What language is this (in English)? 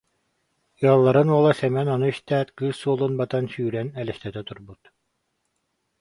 Yakut